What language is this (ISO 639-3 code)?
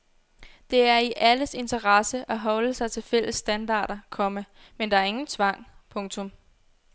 dan